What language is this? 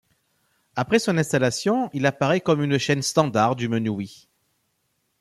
French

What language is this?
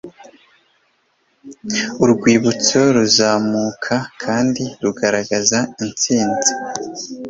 Kinyarwanda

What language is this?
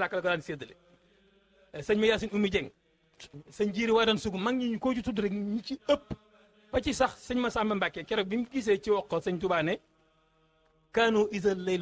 Arabic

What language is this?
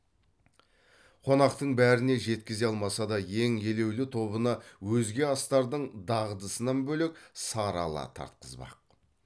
Kazakh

